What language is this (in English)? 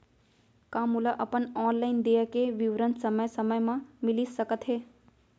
Chhattisgarhi